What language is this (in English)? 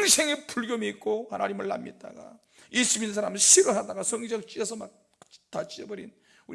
Korean